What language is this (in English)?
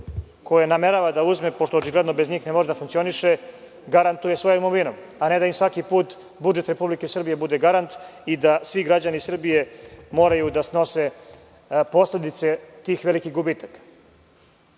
Serbian